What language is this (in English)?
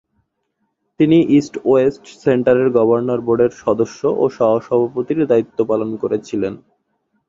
Bangla